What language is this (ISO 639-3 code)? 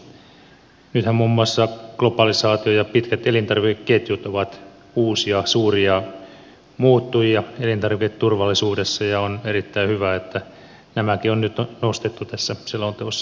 fin